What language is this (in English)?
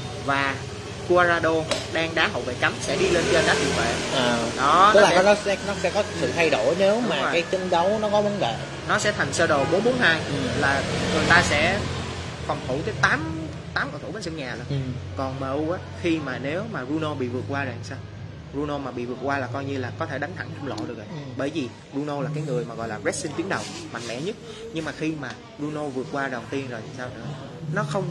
Vietnamese